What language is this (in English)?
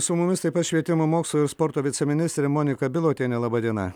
Lithuanian